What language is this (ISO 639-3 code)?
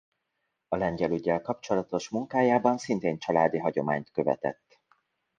hun